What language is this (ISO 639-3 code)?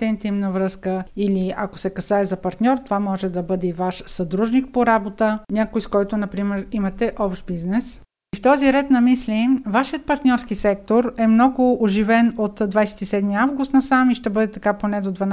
bul